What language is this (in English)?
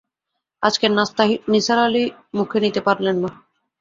Bangla